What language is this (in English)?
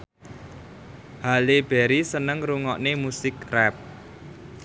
Javanese